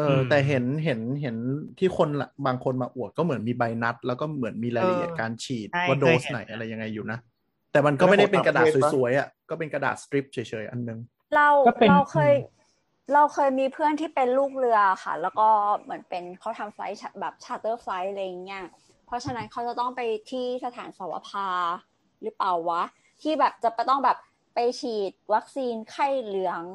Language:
Thai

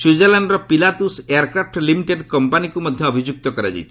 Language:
Odia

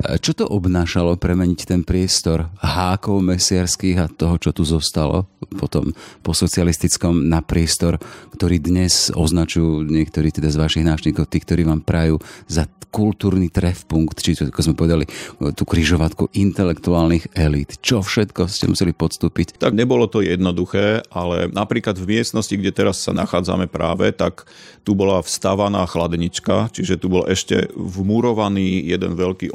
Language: Slovak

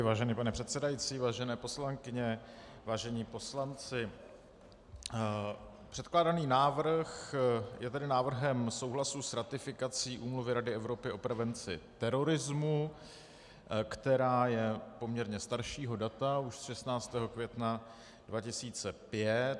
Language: Czech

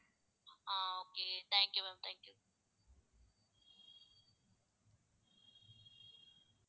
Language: Tamil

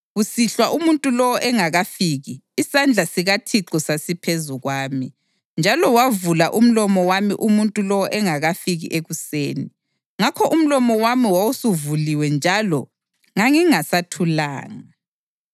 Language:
North Ndebele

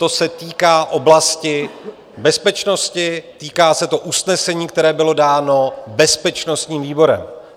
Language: Czech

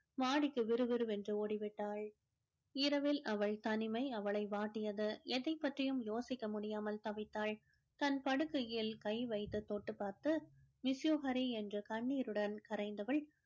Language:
Tamil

